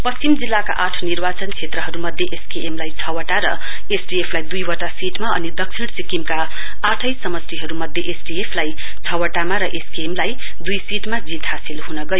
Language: Nepali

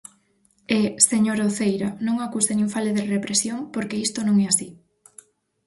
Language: Galician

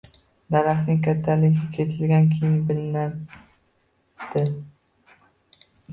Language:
Uzbek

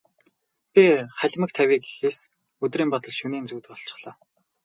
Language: Mongolian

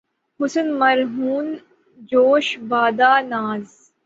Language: Urdu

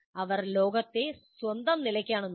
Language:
Malayalam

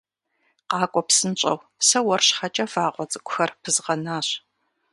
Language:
Kabardian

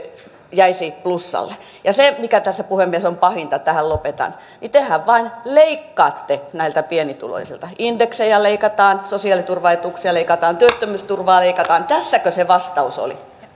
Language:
Finnish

